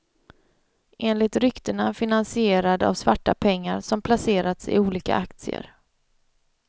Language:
Swedish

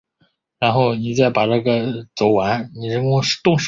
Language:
Chinese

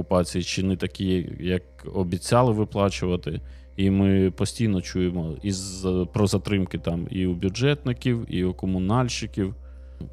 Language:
Ukrainian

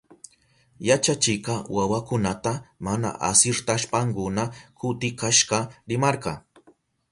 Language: Southern Pastaza Quechua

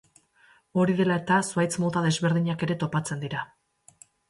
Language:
Basque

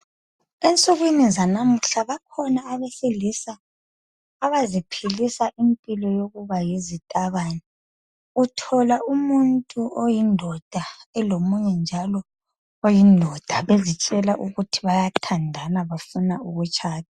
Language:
North Ndebele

